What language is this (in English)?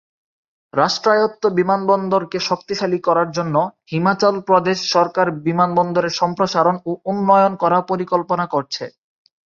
Bangla